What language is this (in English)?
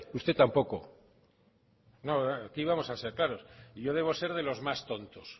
Spanish